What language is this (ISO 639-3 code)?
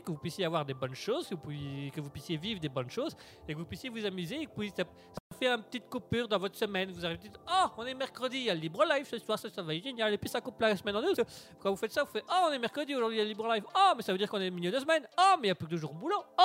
fra